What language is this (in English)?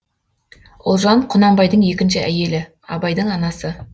Kazakh